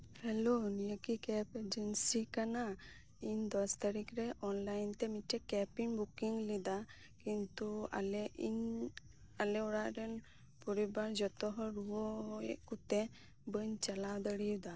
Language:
Santali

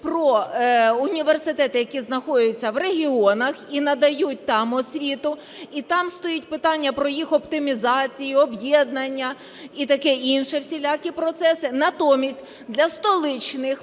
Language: Ukrainian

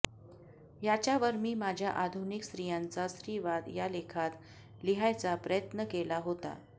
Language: Marathi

